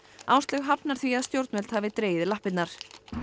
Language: Icelandic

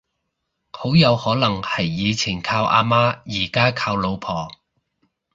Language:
Cantonese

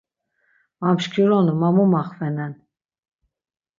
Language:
Laz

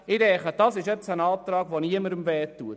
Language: Swiss German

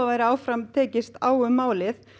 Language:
Icelandic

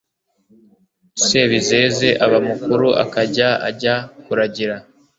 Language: Kinyarwanda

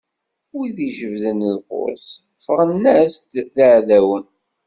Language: Kabyle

